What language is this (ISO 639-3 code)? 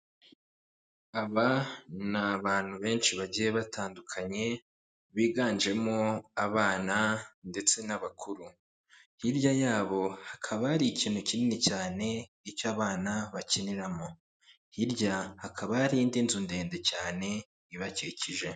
kin